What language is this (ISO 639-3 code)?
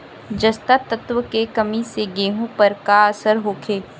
bho